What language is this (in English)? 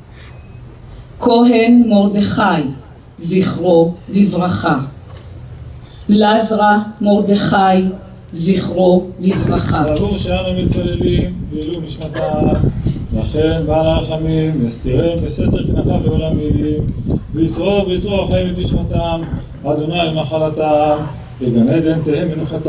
Hebrew